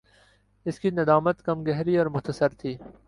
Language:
Urdu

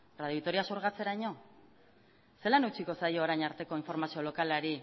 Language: Basque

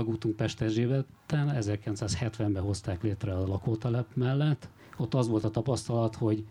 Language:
Hungarian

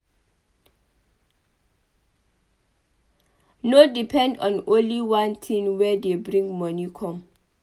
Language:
Nigerian Pidgin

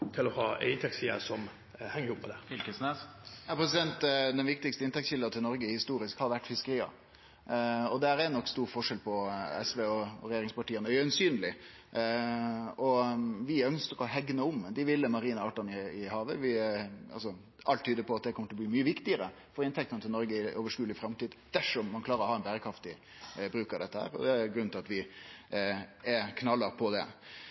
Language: Norwegian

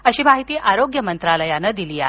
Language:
Marathi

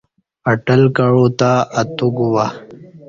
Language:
Kati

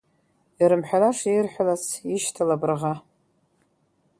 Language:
Abkhazian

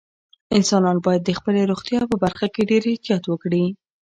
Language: Pashto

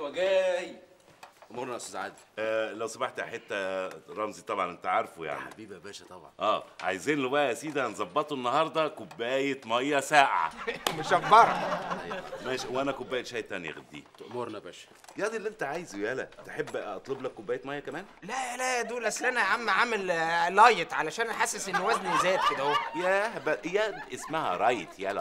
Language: Arabic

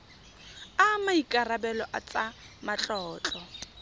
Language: Tswana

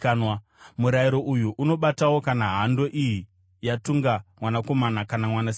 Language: Shona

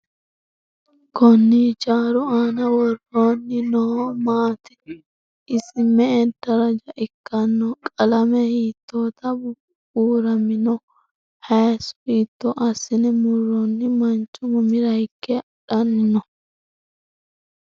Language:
Sidamo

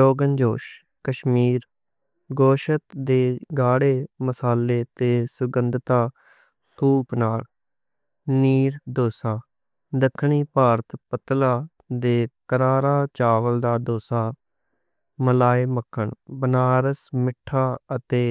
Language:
Western Panjabi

